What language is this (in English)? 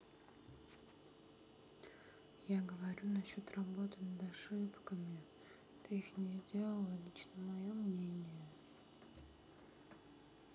Russian